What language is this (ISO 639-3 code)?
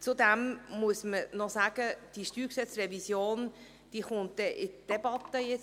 gsw